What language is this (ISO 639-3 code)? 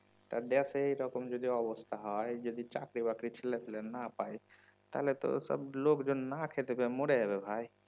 ben